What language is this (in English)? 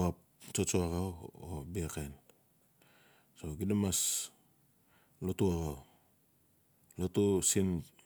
Notsi